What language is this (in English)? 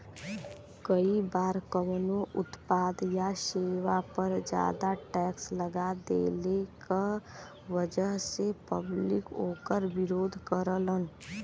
Bhojpuri